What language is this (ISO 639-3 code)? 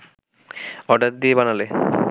ben